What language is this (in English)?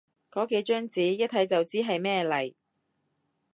Cantonese